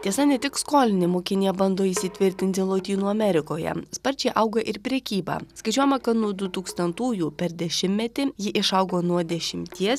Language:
Lithuanian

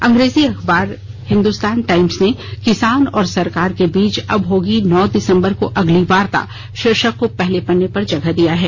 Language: Hindi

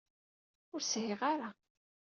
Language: Kabyle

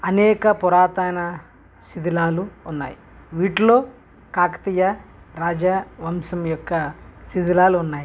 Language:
Telugu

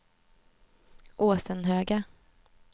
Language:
Swedish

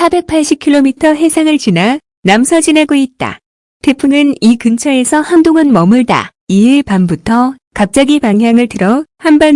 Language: Korean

